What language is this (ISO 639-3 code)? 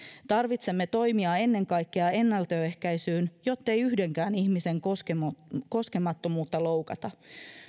fin